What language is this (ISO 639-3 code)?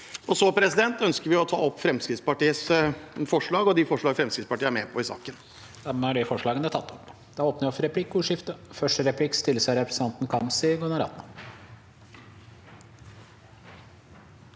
nor